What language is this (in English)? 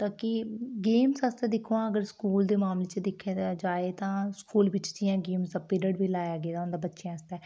Dogri